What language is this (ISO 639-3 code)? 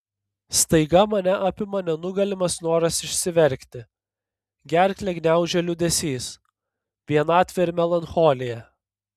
lit